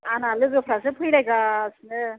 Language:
Bodo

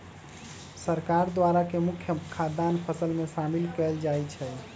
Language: Magahi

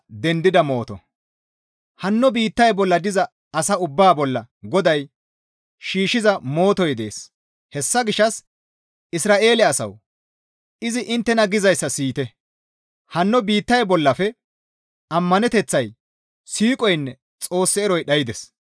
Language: Gamo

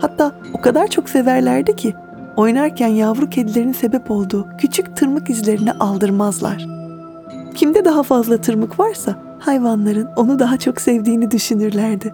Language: Turkish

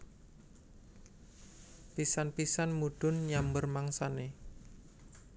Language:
Javanese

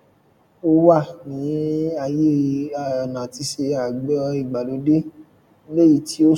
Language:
Yoruba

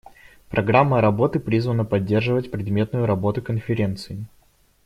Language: Russian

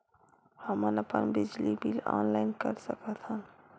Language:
Chhattisgarhi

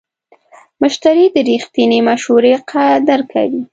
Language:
Pashto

